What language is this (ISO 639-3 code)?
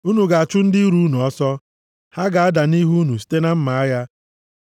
ibo